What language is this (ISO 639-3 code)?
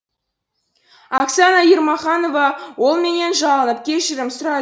kaz